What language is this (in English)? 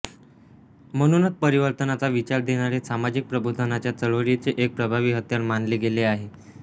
Marathi